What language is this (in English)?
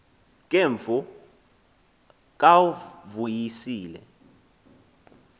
Xhosa